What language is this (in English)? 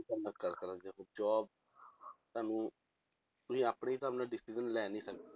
Punjabi